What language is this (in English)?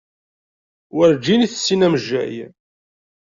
Kabyle